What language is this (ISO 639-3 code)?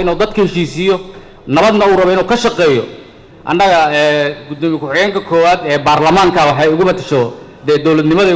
ara